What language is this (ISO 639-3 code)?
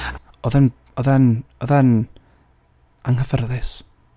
cym